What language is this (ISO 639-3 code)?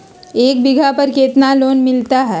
mag